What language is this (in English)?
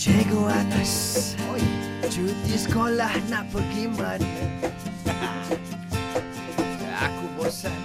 Malay